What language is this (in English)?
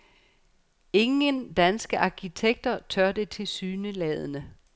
Danish